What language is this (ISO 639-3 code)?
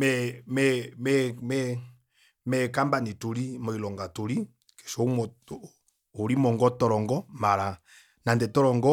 kua